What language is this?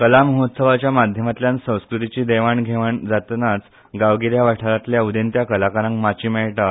Konkani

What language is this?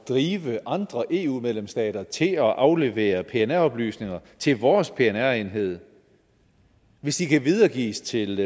Danish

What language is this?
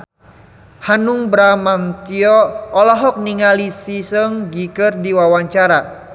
Sundanese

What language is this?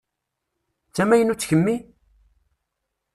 Kabyle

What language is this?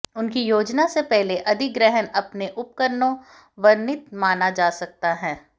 Hindi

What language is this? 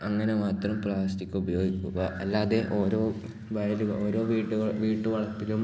Malayalam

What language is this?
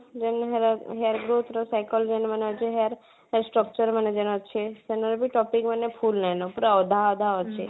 Odia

